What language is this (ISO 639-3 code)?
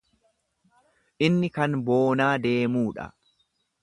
orm